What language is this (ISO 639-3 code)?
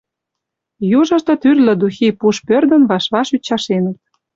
chm